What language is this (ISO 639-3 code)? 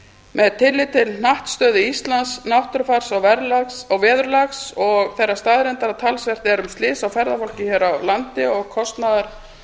isl